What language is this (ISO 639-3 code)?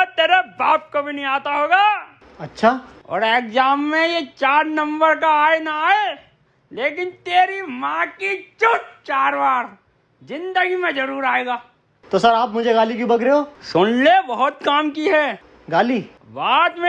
hin